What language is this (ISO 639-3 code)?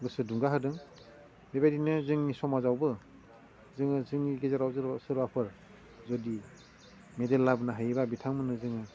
brx